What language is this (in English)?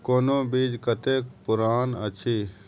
Maithili